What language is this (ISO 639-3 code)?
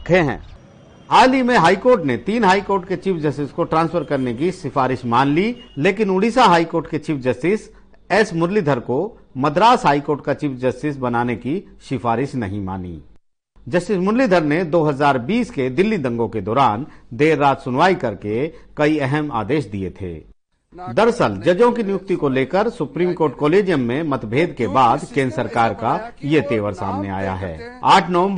hin